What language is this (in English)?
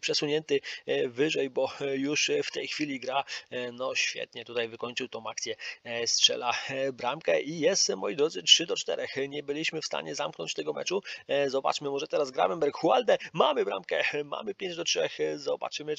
Polish